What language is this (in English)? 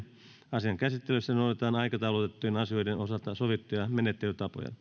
Finnish